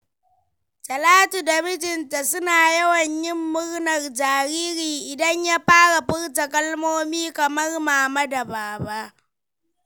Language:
Hausa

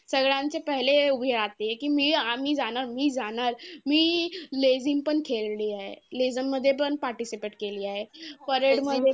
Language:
Marathi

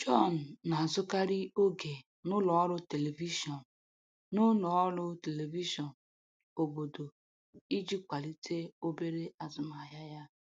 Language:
Igbo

